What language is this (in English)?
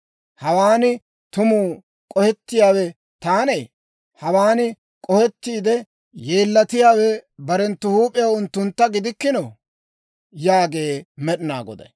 Dawro